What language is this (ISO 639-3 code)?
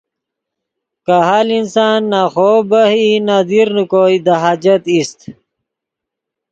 ydg